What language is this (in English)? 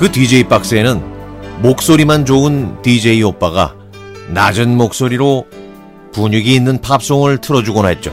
Korean